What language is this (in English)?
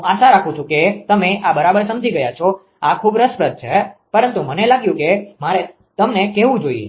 Gujarati